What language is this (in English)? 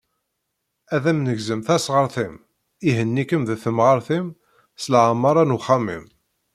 Kabyle